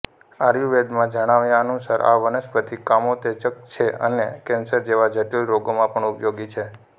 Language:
Gujarati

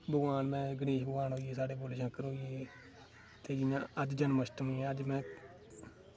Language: Dogri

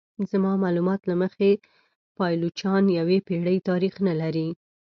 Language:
Pashto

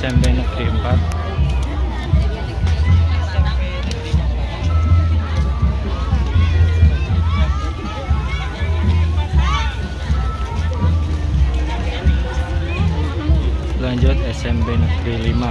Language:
Indonesian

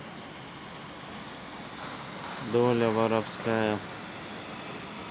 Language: Russian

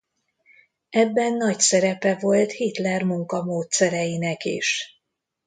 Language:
Hungarian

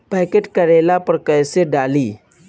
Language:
Bhojpuri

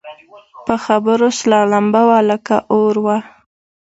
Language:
Pashto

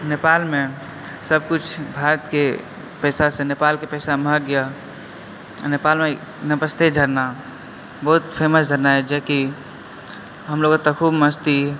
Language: Maithili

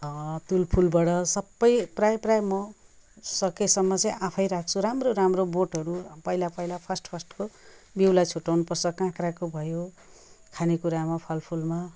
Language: Nepali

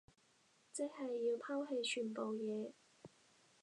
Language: Cantonese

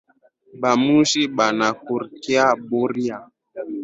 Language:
Swahili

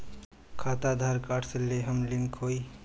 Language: Bhojpuri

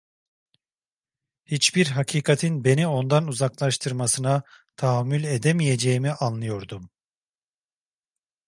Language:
Turkish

